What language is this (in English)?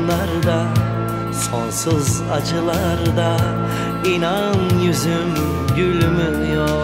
Turkish